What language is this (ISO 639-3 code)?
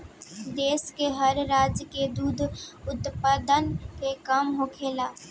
bho